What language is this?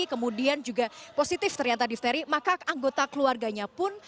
Indonesian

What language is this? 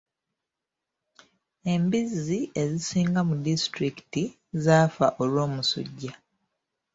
Ganda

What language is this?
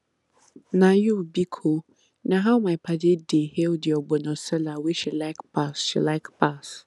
Nigerian Pidgin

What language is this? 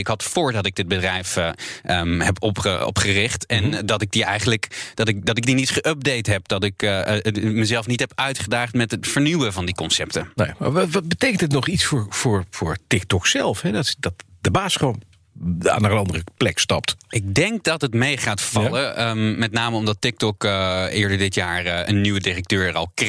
Dutch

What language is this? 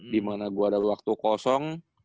Indonesian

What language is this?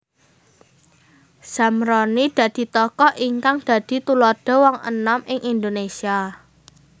Javanese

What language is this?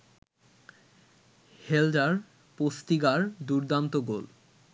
Bangla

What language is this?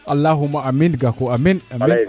Serer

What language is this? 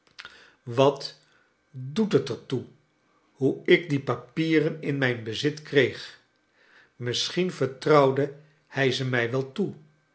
Dutch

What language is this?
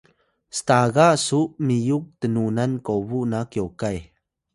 Atayal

